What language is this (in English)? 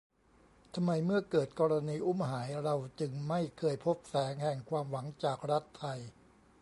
Thai